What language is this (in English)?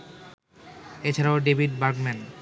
Bangla